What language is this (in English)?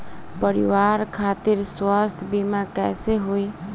Bhojpuri